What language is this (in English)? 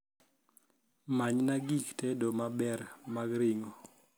Luo (Kenya and Tanzania)